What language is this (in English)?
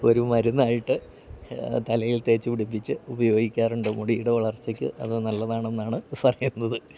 Malayalam